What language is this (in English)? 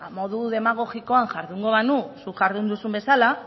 Basque